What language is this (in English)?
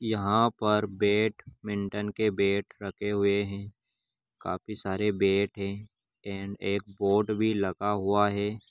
Magahi